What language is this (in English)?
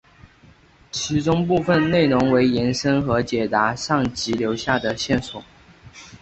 Chinese